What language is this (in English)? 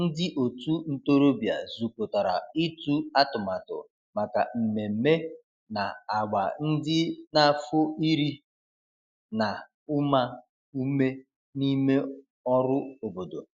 Igbo